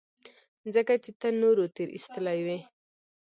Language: Pashto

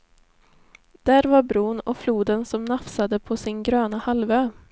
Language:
Swedish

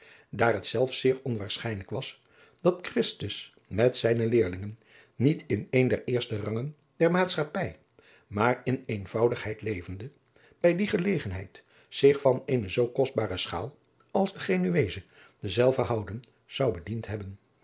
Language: Dutch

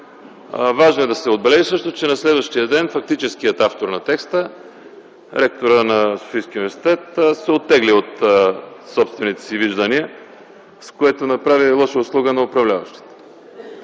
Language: Bulgarian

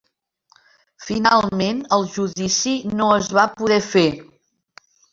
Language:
Catalan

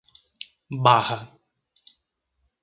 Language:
Portuguese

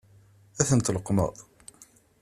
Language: Kabyle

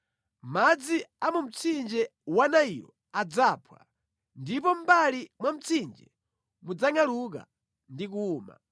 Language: Nyanja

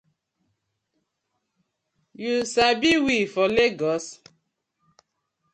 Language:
Nigerian Pidgin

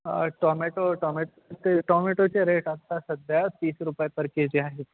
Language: Marathi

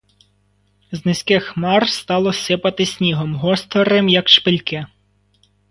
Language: Ukrainian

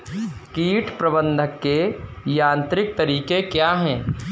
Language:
Hindi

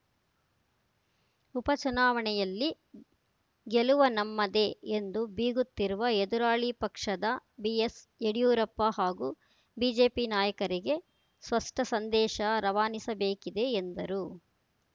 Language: Kannada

